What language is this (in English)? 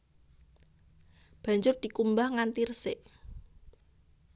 Javanese